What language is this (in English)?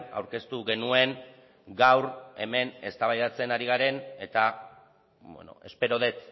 Basque